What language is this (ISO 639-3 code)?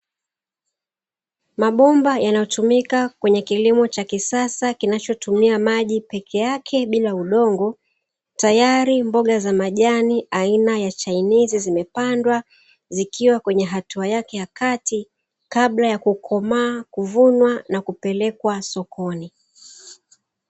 swa